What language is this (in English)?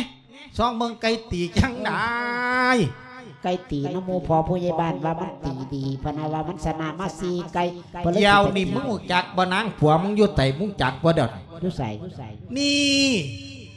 Thai